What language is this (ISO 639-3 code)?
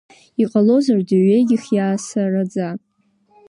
abk